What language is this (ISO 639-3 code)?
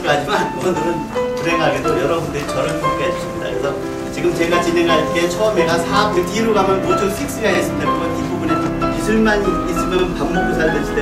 kor